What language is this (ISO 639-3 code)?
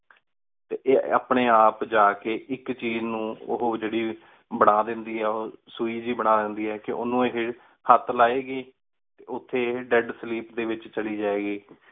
pan